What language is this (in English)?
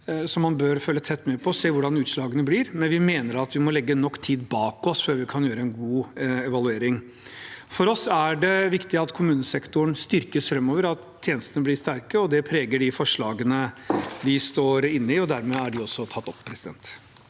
Norwegian